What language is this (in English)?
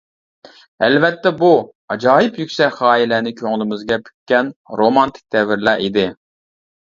Uyghur